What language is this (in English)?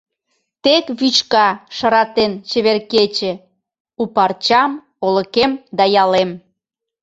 Mari